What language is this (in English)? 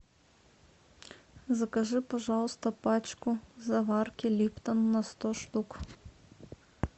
Russian